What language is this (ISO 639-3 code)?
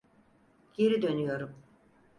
tur